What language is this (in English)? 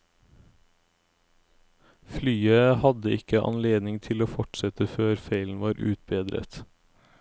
Norwegian